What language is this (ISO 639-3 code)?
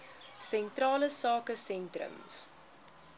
afr